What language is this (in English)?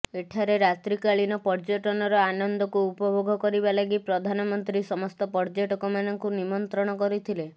Odia